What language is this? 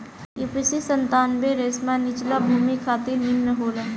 Bhojpuri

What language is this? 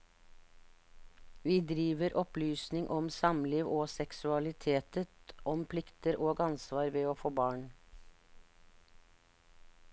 Norwegian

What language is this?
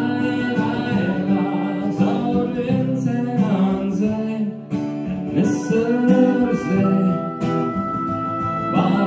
Dutch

